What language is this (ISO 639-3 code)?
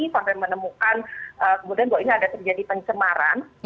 ind